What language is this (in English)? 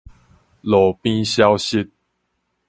Min Nan Chinese